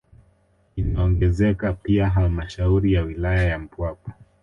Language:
Swahili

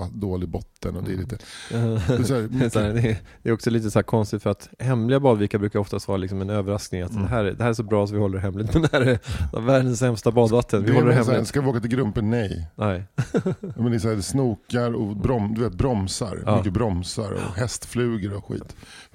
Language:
Swedish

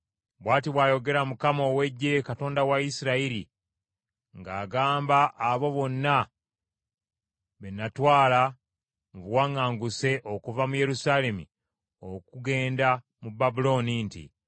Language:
Ganda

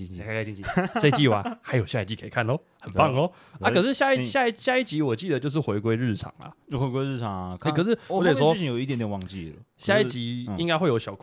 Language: Chinese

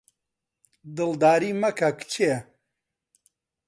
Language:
Central Kurdish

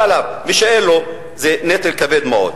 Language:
Hebrew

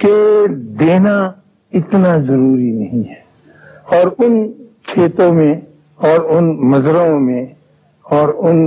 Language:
Urdu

